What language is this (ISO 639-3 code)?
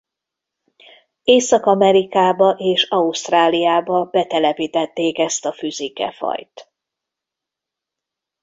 hun